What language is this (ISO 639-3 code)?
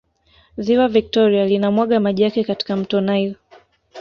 swa